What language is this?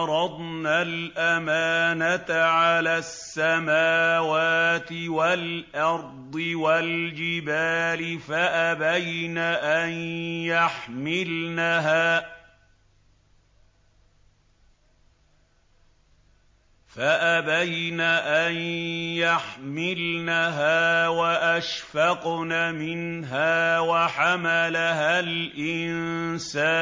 Arabic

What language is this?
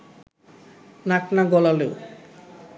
Bangla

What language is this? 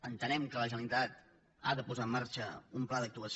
Catalan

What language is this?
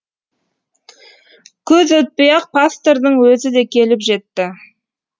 Kazakh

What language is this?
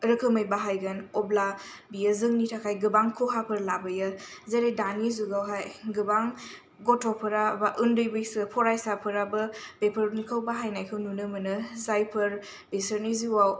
Bodo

